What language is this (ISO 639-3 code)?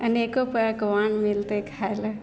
mai